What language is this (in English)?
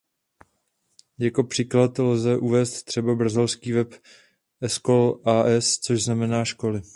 Czech